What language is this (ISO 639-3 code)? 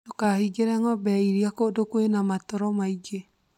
kik